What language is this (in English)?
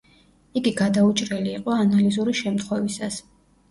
Georgian